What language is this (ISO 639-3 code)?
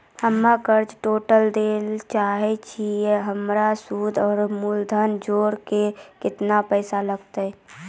mai